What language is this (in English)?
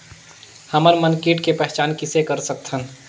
Chhattisgarhi